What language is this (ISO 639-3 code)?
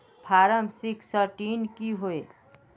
mag